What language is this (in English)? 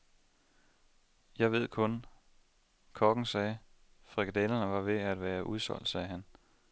Danish